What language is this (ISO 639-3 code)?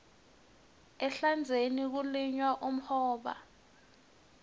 ssw